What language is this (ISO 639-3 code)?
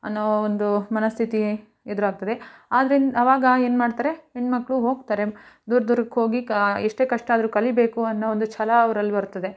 kan